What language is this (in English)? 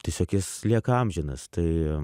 Lithuanian